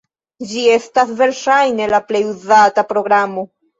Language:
Esperanto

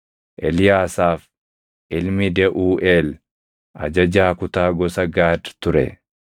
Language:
Oromo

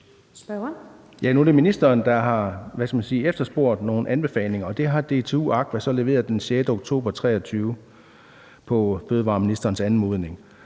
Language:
Danish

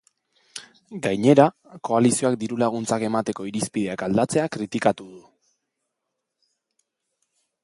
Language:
Basque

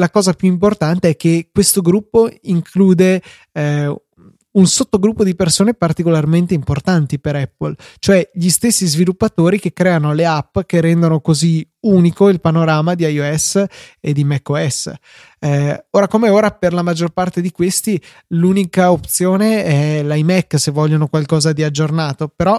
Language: Italian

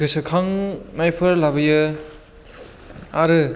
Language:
Bodo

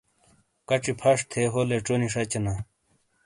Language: Shina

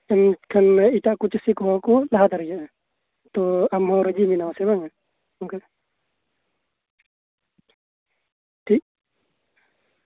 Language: Santali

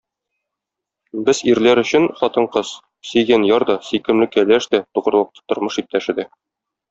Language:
Tatar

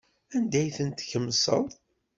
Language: Kabyle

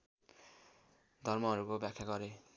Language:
Nepali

